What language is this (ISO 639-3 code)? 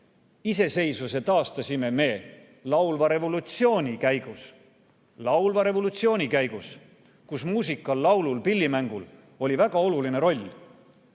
est